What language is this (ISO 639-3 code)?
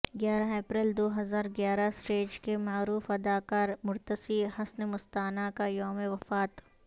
urd